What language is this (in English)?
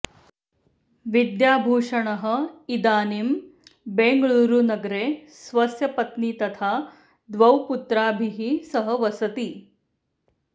Sanskrit